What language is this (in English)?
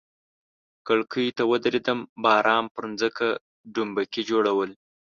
Pashto